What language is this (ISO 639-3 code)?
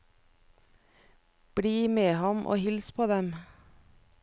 nor